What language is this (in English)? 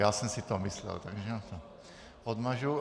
Czech